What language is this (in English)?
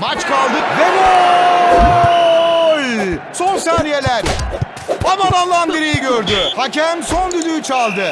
Turkish